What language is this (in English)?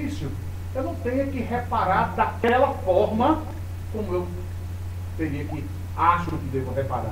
Portuguese